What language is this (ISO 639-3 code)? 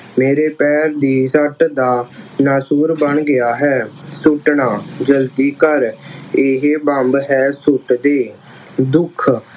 pan